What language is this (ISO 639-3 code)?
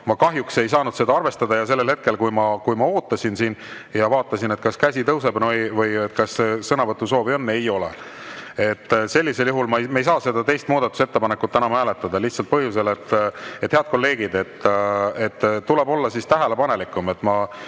est